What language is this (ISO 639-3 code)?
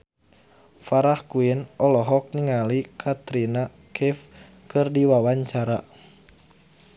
sun